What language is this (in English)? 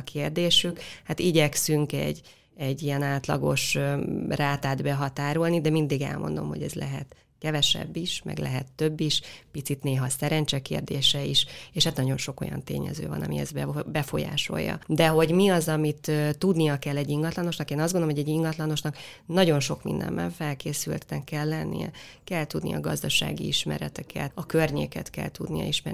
Hungarian